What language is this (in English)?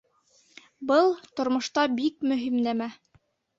Bashkir